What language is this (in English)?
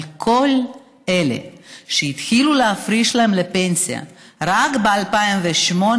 Hebrew